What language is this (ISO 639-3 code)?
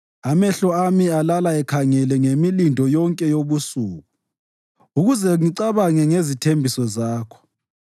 nde